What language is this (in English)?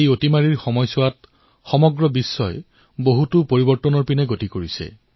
Assamese